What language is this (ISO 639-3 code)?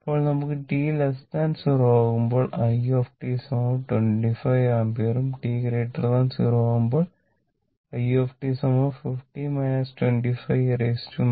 mal